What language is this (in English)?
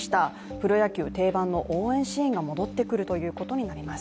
Japanese